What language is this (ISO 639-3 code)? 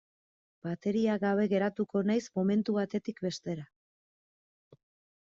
eus